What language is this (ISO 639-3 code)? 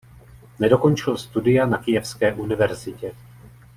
ces